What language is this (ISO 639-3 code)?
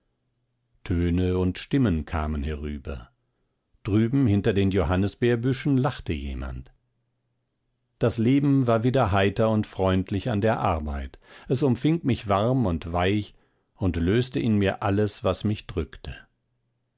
deu